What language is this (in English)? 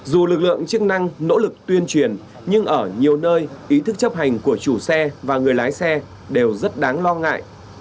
Vietnamese